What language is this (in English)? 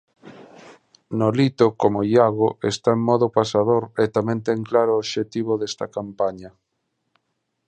Galician